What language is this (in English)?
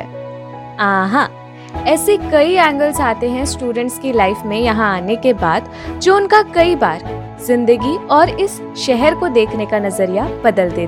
Hindi